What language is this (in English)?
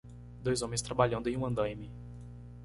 Portuguese